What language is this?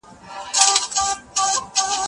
Pashto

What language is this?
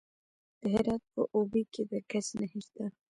Pashto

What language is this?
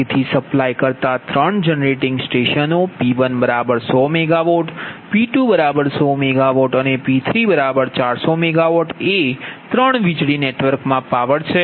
Gujarati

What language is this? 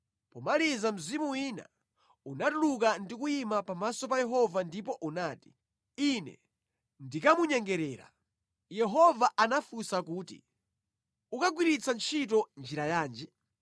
Nyanja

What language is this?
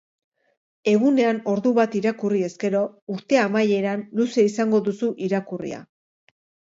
Basque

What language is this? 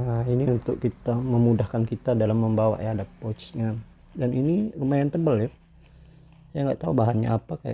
Indonesian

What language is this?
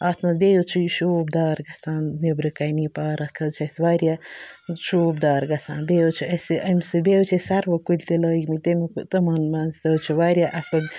Kashmiri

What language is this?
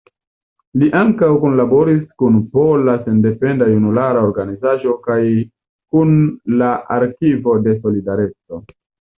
Esperanto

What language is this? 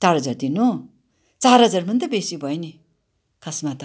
Nepali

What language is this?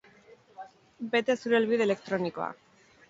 Basque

